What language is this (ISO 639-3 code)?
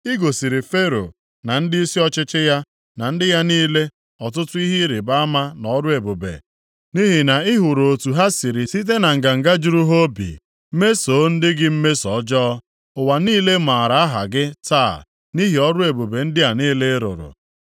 ibo